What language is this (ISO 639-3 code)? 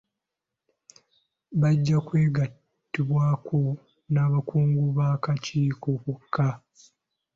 lug